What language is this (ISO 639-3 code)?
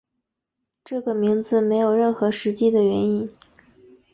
zho